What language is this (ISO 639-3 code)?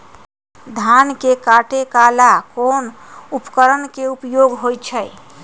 mag